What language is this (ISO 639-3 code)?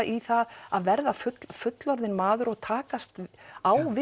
isl